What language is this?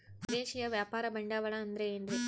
Kannada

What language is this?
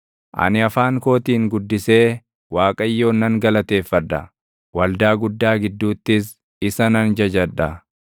Oromo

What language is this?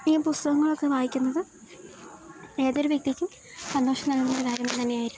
Malayalam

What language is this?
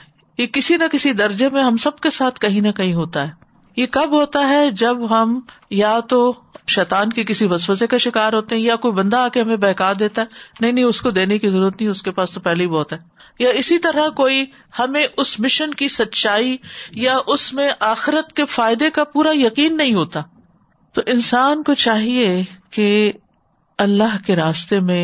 Urdu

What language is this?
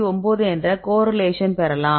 Tamil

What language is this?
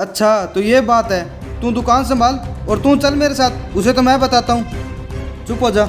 Hindi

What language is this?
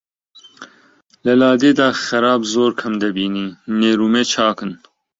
Central Kurdish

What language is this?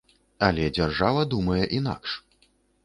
Belarusian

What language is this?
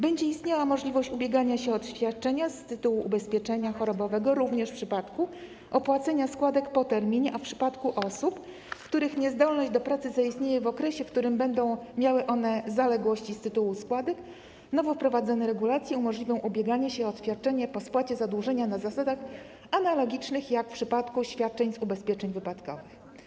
Polish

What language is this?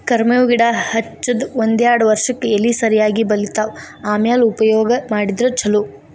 Kannada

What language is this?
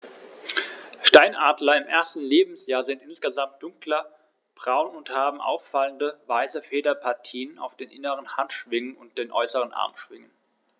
German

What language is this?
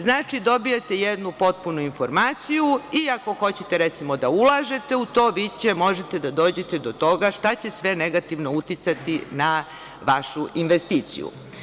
Serbian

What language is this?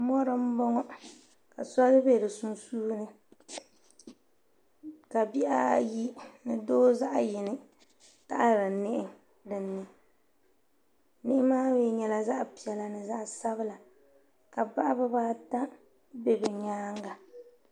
Dagbani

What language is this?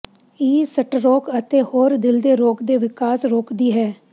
Punjabi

